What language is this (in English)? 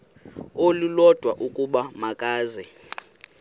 Xhosa